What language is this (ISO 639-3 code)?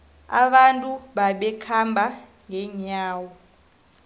nbl